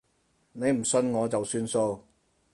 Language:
Cantonese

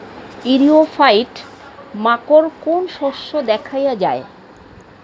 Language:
Bangla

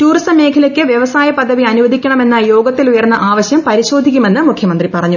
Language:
Malayalam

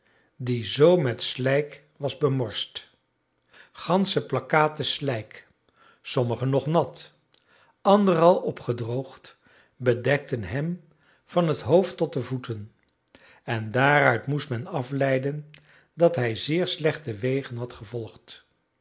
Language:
Dutch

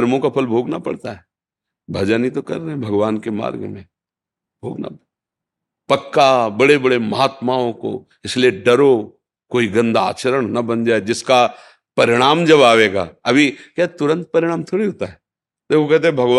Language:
Hindi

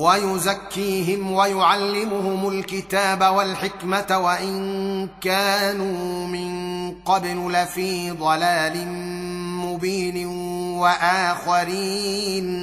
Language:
Arabic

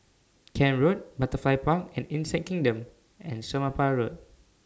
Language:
English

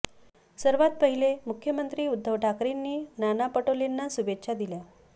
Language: Marathi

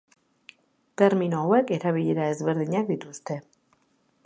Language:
Basque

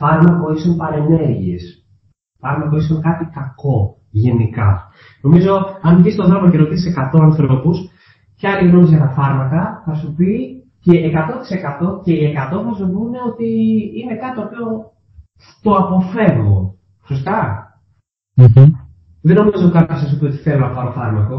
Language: Greek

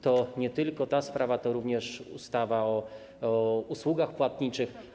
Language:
Polish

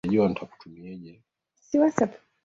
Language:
Swahili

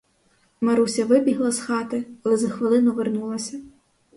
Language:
Ukrainian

